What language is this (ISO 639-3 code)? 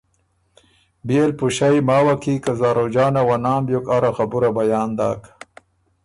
oru